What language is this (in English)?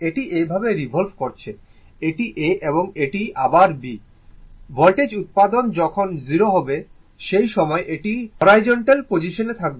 Bangla